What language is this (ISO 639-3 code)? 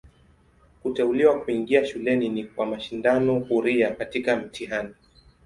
swa